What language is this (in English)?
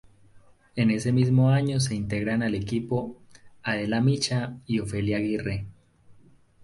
Spanish